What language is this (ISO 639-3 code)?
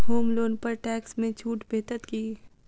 mai